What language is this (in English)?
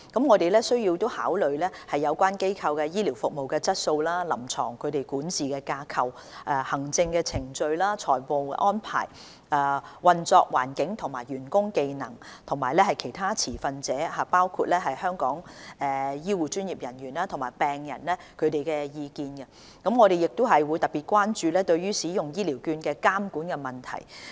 Cantonese